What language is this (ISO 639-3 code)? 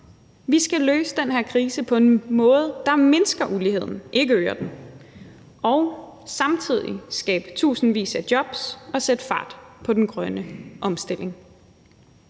dan